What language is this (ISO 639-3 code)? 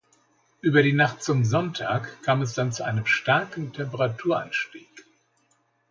deu